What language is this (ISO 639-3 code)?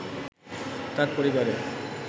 ben